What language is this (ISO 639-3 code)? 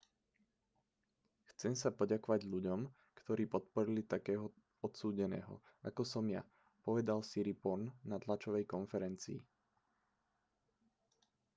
slk